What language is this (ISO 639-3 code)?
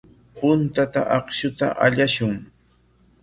qwa